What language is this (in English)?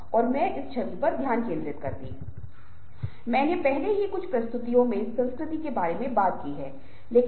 Hindi